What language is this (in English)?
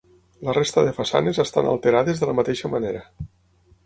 Catalan